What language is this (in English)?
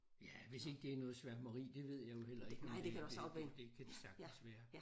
Danish